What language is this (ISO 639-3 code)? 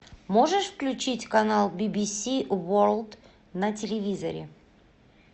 rus